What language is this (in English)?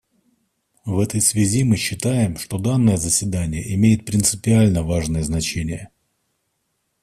Russian